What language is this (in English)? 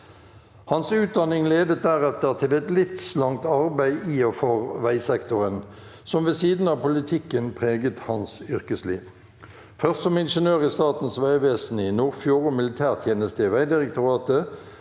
Norwegian